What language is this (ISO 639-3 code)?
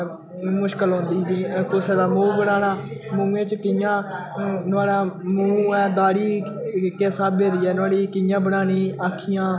doi